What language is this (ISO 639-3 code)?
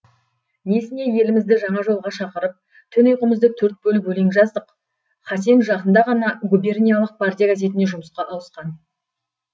kaz